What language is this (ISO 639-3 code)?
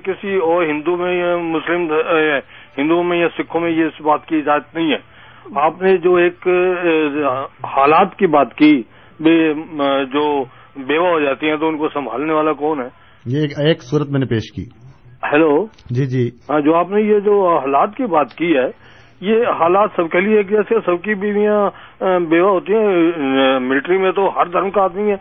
urd